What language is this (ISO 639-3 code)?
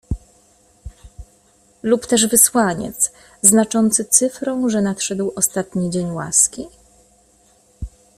pol